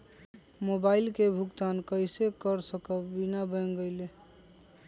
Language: Magahi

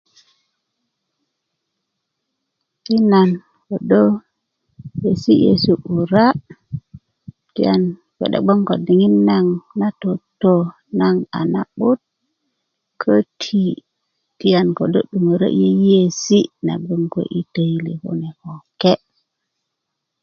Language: Kuku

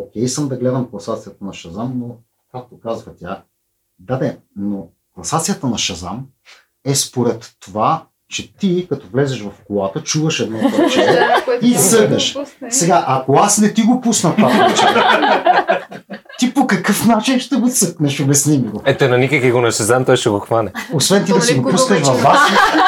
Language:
Bulgarian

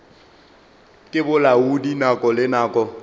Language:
Northern Sotho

